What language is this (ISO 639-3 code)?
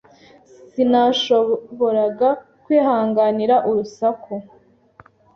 kin